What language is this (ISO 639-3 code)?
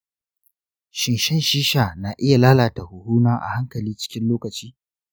hau